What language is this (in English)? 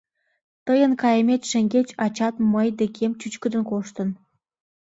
Mari